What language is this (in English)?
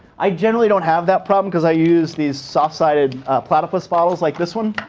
English